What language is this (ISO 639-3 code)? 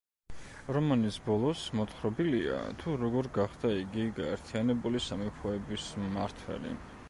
kat